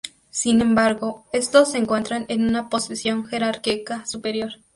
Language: Spanish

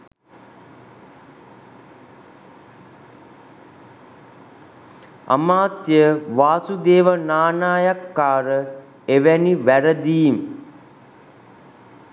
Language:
Sinhala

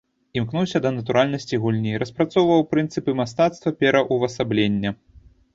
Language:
Belarusian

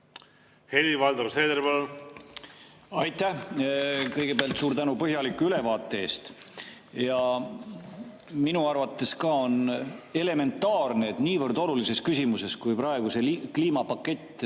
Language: Estonian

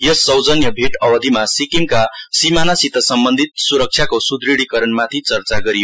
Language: Nepali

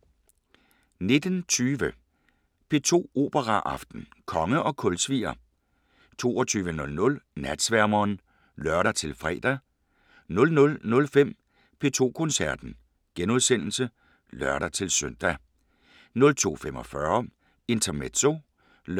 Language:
Danish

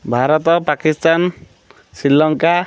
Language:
Odia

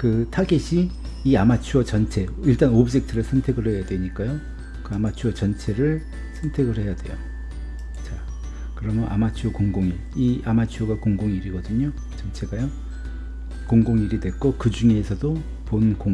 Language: Korean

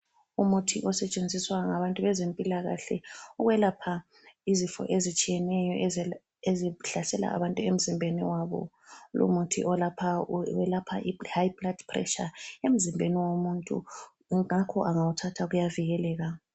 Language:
North Ndebele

